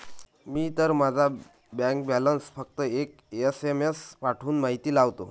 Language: Marathi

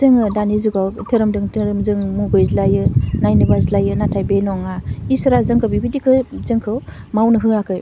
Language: Bodo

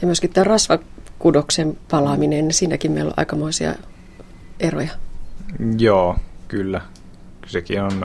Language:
Finnish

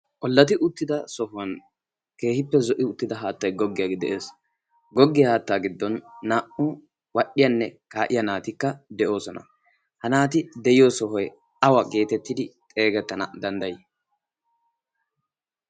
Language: Wolaytta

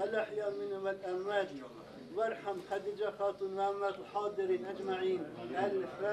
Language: Portuguese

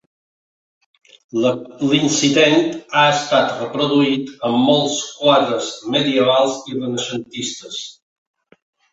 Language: Catalan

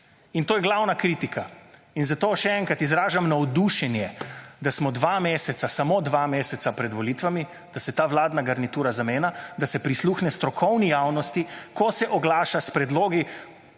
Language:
Slovenian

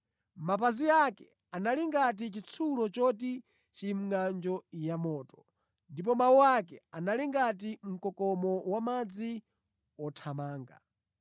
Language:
Nyanja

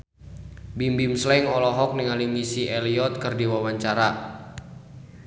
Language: Sundanese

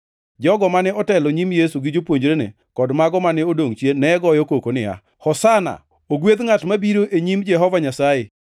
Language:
Luo (Kenya and Tanzania)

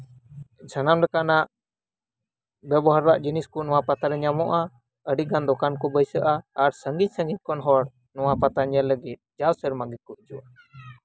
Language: Santali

